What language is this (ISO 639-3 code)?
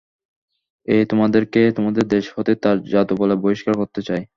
ben